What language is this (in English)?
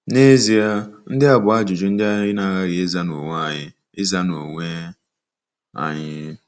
Igbo